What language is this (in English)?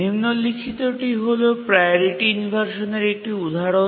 Bangla